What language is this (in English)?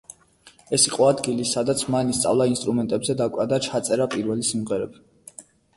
Georgian